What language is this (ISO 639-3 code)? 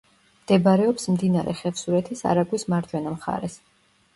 kat